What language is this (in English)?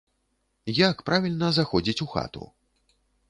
Belarusian